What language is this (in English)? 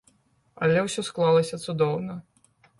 Belarusian